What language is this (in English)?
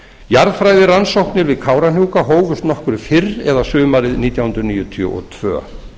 Icelandic